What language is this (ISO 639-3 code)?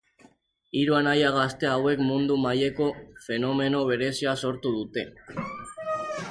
eus